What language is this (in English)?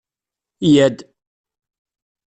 Kabyle